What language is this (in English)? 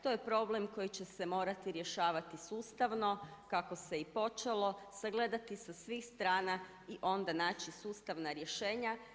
Croatian